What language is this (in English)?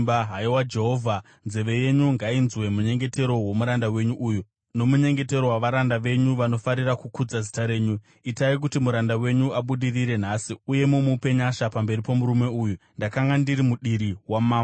Shona